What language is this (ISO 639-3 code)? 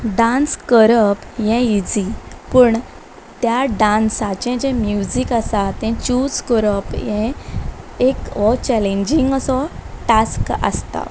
kok